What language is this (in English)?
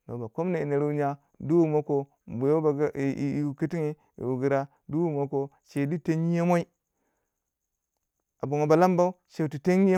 Waja